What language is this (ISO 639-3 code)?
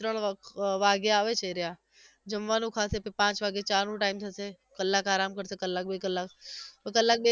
guj